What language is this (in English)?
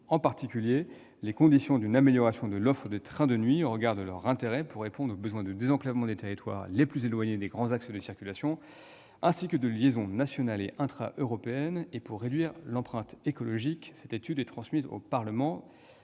French